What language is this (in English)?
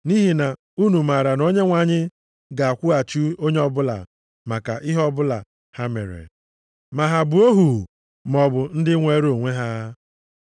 Igbo